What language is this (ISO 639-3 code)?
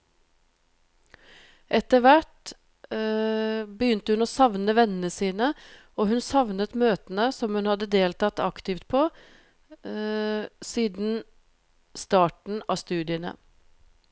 nor